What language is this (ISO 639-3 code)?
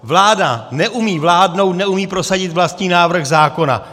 ces